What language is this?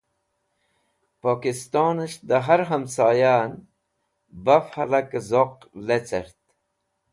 Wakhi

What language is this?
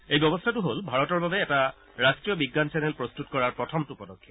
Assamese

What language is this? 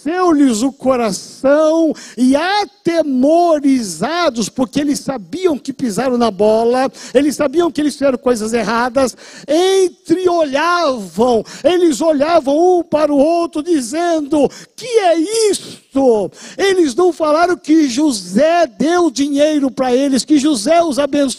Portuguese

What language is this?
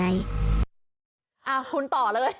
Thai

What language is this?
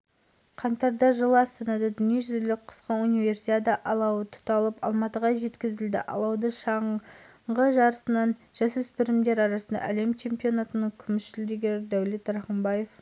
Kazakh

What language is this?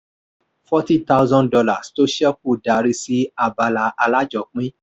Yoruba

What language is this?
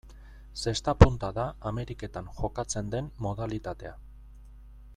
Basque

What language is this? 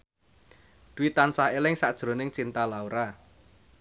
Javanese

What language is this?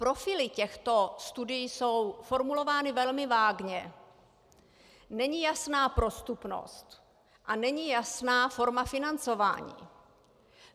Czech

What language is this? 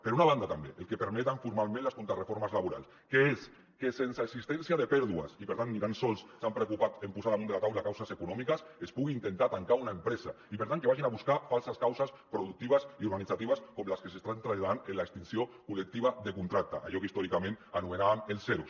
Catalan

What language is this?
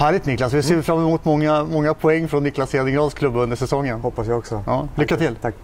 Swedish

